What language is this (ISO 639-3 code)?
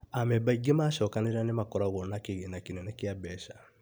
kik